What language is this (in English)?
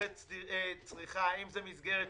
Hebrew